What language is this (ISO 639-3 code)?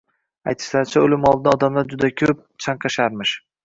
uzb